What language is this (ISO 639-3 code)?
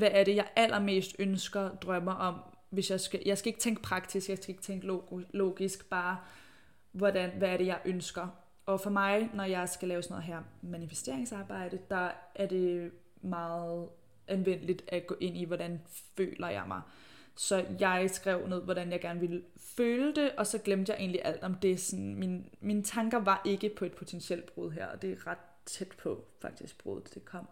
dan